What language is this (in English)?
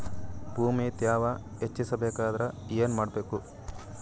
Kannada